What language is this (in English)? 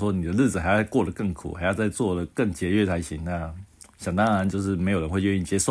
Chinese